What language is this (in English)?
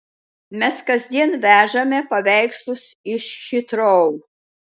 Lithuanian